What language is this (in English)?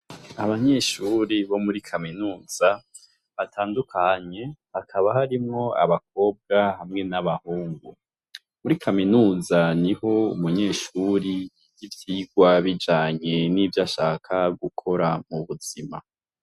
Rundi